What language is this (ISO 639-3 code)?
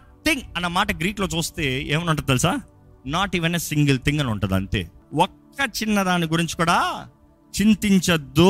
tel